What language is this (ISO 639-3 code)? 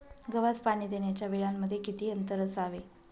mar